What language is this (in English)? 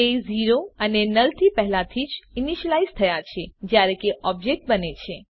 Gujarati